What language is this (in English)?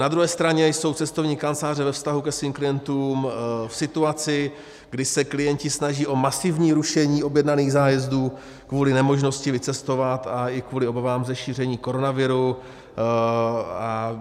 Czech